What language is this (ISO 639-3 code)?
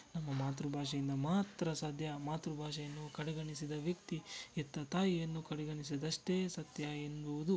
kan